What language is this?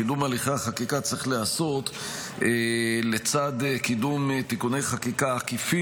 Hebrew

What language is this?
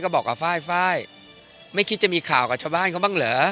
Thai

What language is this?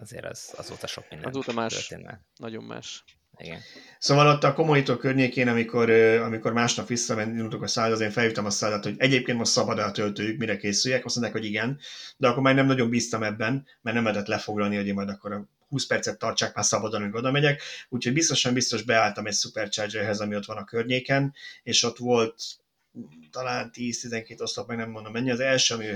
Hungarian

